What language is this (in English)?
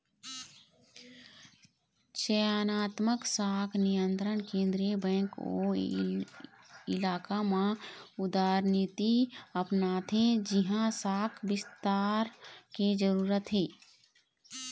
Chhattisgarhi